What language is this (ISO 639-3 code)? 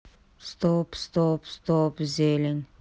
rus